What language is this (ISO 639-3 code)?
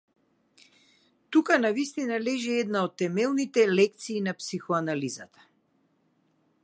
mkd